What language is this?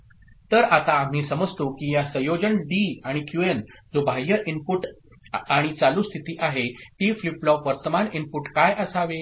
Marathi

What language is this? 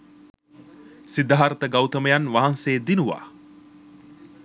Sinhala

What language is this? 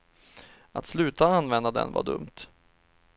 Swedish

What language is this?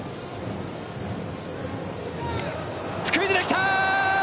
Japanese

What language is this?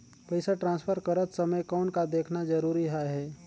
Chhattisgarhi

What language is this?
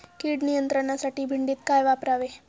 Marathi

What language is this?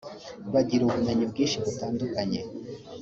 Kinyarwanda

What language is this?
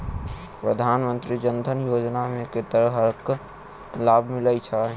Maithili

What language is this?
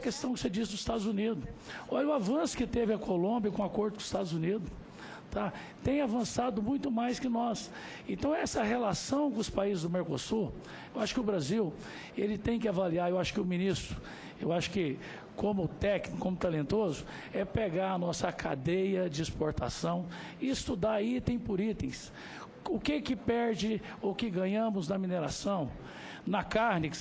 Portuguese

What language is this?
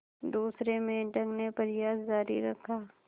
Hindi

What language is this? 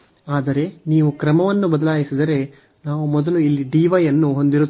Kannada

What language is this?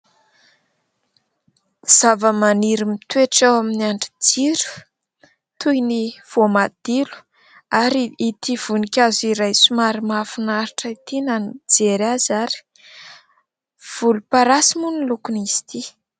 Malagasy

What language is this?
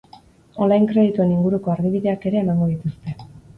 Basque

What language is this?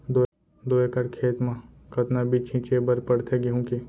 Chhattisgarhi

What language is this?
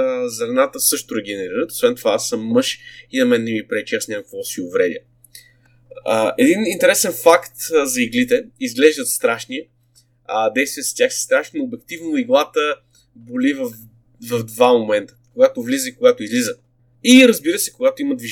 Bulgarian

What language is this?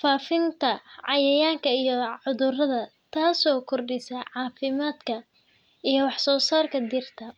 Somali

